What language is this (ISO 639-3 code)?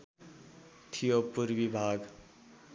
nep